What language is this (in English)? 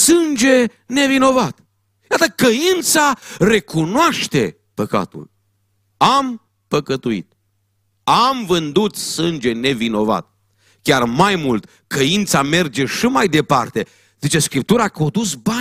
Romanian